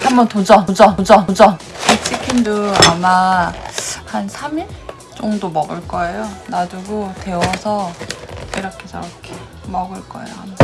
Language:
Korean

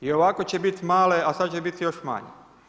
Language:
Croatian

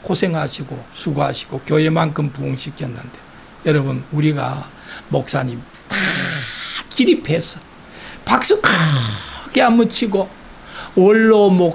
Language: Korean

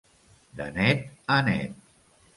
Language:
Catalan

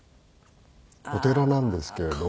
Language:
Japanese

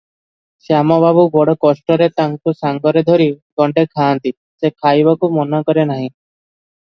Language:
Odia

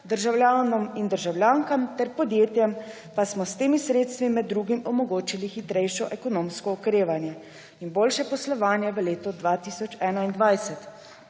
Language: Slovenian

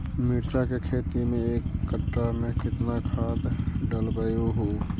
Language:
Magahi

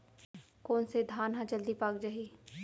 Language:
Chhattisgarhi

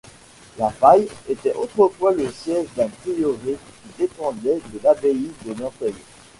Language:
French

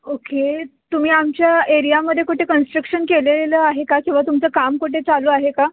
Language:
Marathi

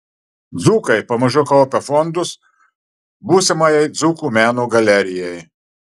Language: Lithuanian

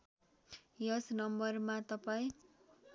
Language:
Nepali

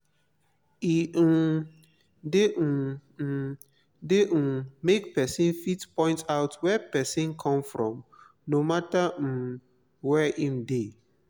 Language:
Nigerian Pidgin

